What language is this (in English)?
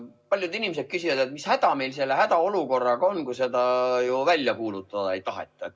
Estonian